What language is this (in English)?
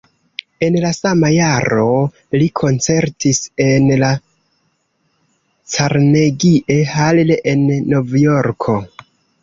Esperanto